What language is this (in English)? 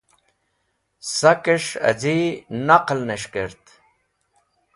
Wakhi